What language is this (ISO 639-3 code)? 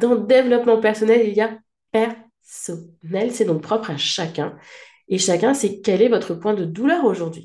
fra